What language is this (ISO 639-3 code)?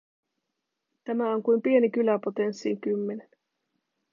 fin